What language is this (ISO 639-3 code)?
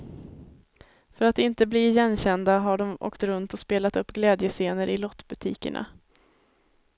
swe